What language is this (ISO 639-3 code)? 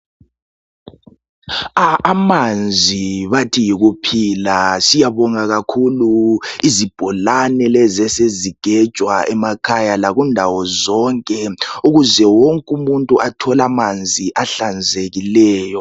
nde